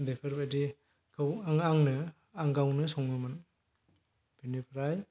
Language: Bodo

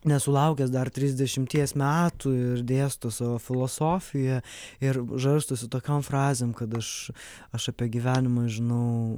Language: Lithuanian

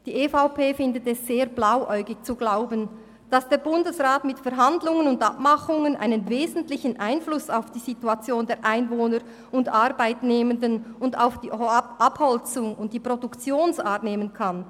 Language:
Swiss German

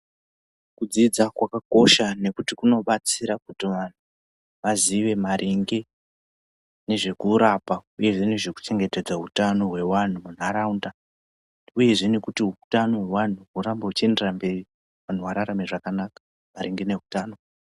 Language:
Ndau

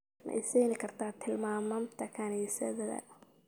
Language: Somali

